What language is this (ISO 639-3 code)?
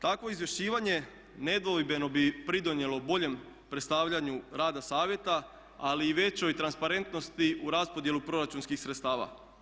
hrv